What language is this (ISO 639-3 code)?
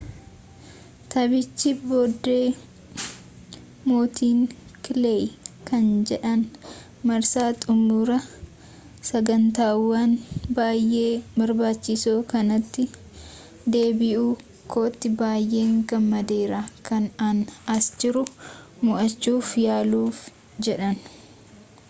orm